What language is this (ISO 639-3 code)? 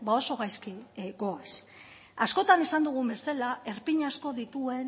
eus